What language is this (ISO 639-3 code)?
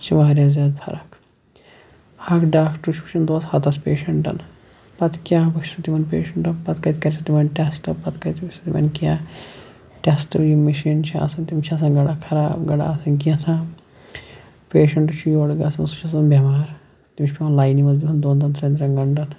kas